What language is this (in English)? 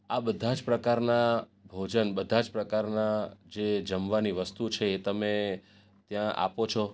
Gujarati